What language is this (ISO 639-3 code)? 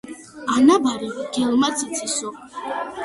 kat